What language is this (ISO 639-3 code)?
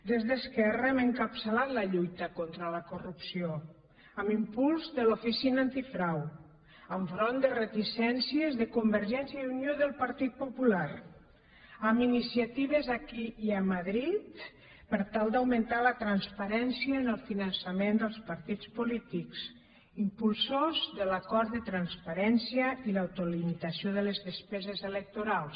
cat